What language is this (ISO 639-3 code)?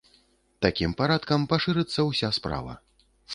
bel